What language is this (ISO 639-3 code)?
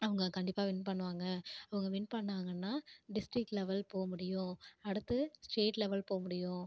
tam